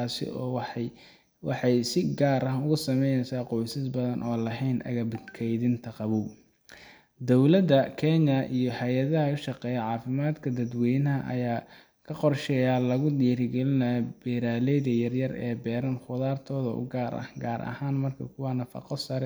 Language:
Somali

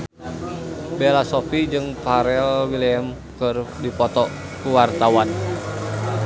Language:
Sundanese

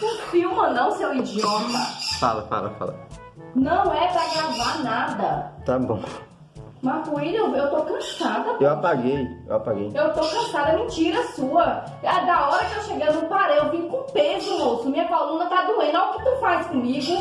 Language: Portuguese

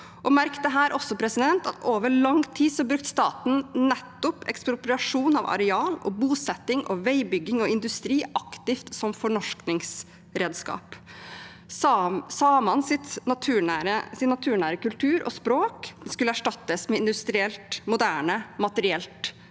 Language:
Norwegian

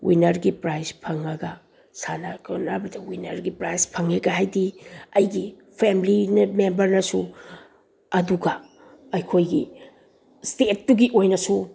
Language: Manipuri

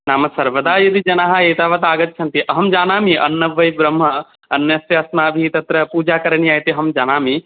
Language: Sanskrit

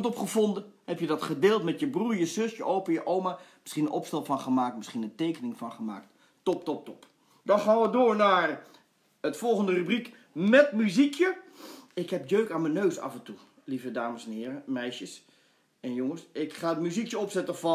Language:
Dutch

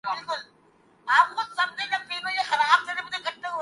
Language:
Urdu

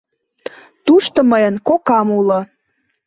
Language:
Mari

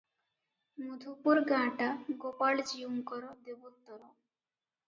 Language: Odia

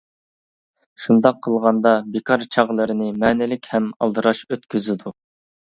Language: Uyghur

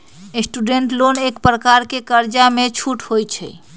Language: Magahi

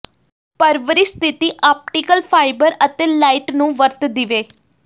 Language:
Punjabi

